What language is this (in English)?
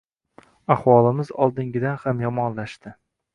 Uzbek